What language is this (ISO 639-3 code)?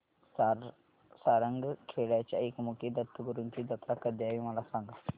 mar